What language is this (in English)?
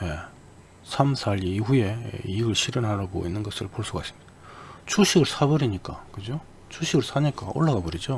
Korean